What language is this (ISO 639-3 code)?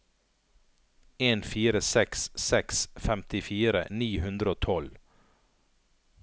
nor